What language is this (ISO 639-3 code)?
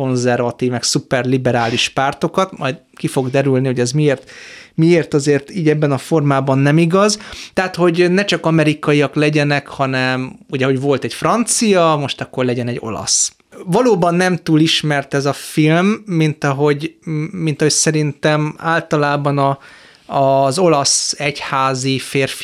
hun